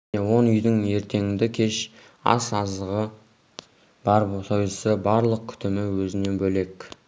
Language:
Kazakh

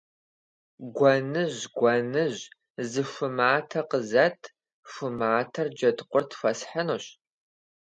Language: Kabardian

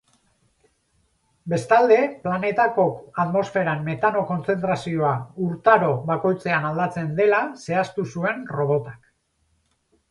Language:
Basque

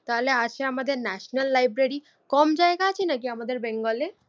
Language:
Bangla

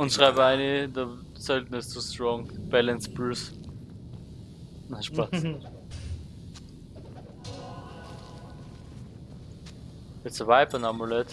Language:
German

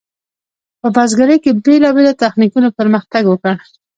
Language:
Pashto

